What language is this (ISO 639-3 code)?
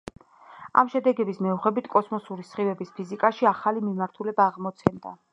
kat